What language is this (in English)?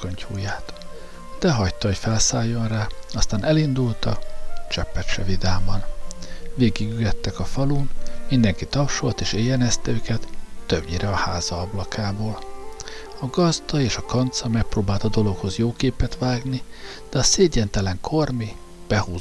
Hungarian